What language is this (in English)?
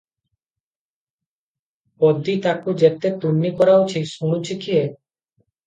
Odia